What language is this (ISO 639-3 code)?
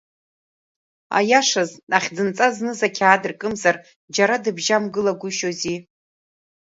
abk